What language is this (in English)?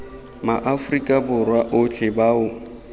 Tswana